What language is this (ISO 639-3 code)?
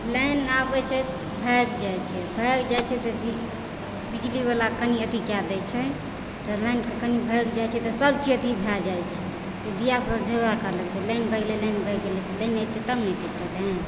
mai